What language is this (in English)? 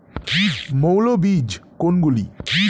Bangla